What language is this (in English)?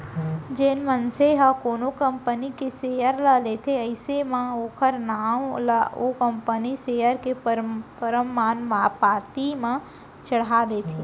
Chhattisgarhi